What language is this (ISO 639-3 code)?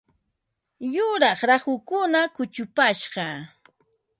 qva